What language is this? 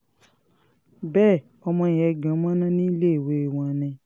Yoruba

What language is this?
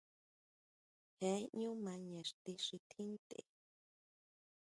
Huautla Mazatec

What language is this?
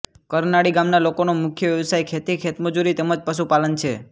Gujarati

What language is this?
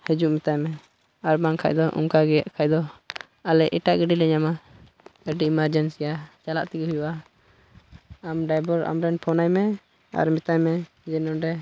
Santali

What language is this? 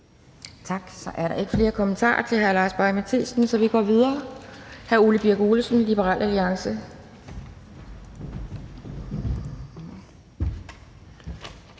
Danish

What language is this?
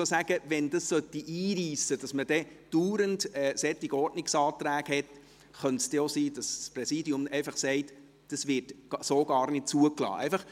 Swiss German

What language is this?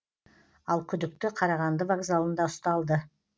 Kazakh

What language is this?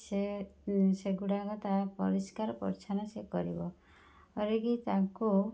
Odia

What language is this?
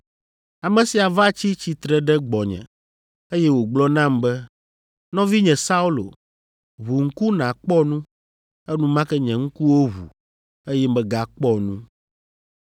Ewe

